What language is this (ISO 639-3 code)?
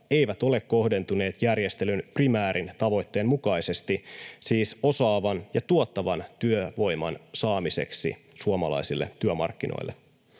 fin